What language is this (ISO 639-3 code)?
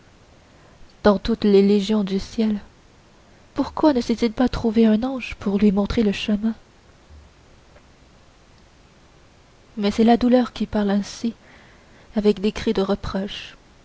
fra